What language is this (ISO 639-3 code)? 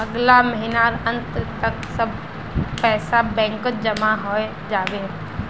mag